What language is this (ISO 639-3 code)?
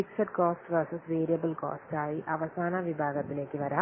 mal